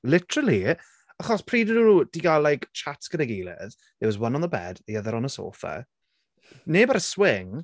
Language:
Welsh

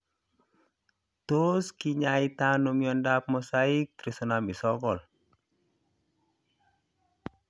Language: Kalenjin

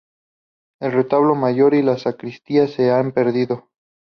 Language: Spanish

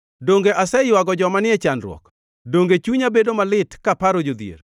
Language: Luo (Kenya and Tanzania)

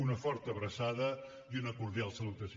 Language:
Catalan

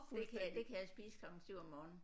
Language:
Danish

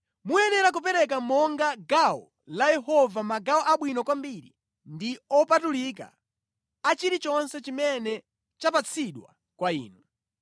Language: Nyanja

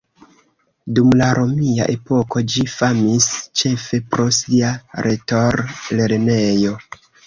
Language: Esperanto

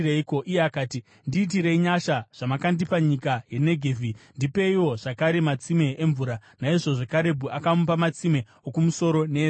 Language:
Shona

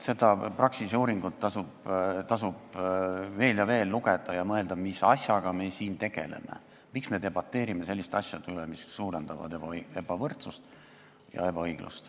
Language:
Estonian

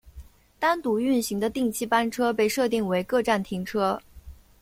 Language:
Chinese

